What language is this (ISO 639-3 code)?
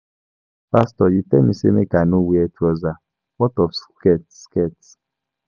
pcm